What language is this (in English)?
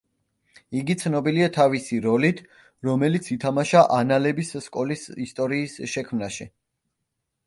Georgian